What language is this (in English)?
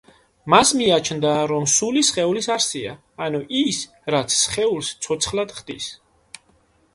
Georgian